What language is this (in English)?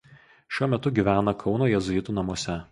Lithuanian